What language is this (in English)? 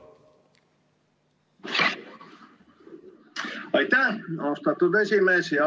Estonian